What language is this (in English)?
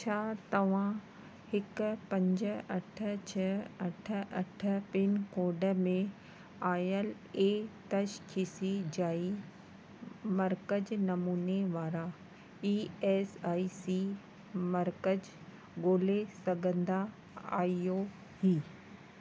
Sindhi